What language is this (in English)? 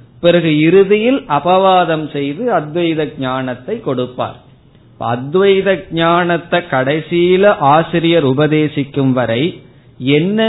Tamil